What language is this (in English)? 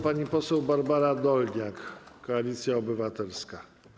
Polish